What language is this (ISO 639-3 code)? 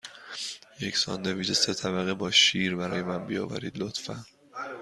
fas